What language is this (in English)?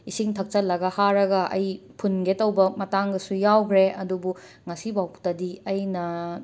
Manipuri